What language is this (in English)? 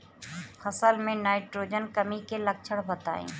Bhojpuri